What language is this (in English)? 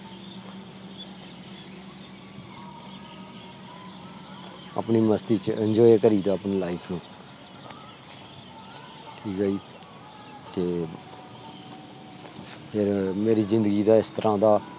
Punjabi